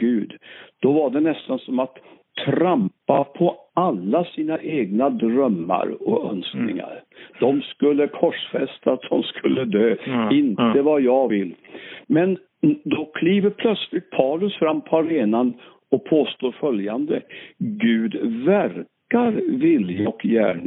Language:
Swedish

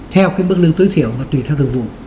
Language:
Vietnamese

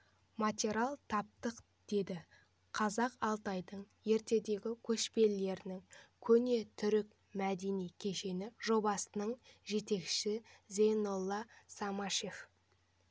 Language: Kazakh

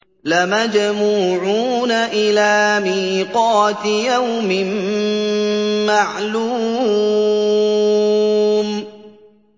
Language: Arabic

